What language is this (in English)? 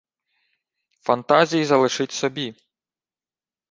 Ukrainian